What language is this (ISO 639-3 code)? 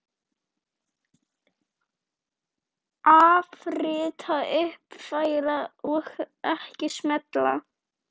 isl